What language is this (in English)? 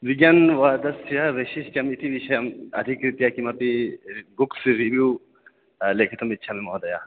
Sanskrit